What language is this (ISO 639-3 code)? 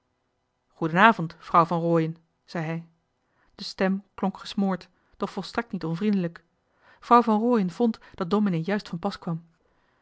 nld